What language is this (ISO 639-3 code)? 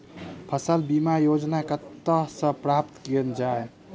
mai